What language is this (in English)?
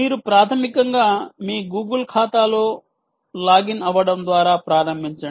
Telugu